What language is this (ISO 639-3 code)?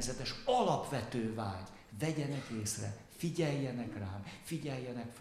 hun